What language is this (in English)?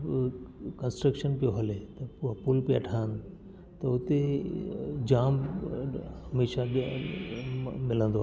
Sindhi